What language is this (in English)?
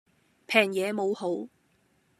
Cantonese